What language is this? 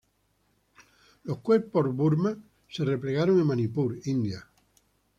Spanish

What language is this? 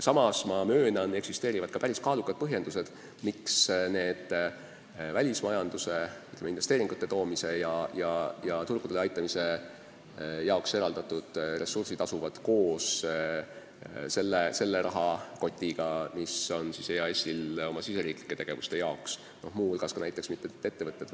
Estonian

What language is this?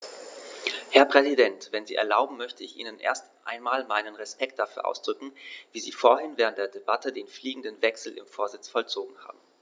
German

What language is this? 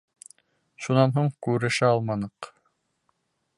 Bashkir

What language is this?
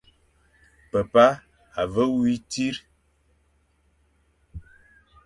Fang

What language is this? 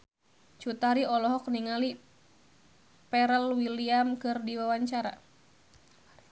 Sundanese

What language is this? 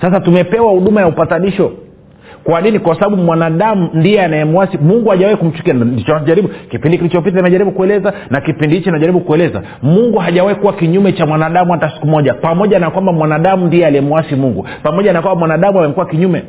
Swahili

